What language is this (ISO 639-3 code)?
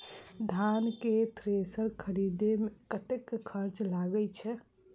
mai